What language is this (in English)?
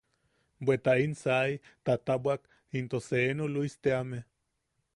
Yaqui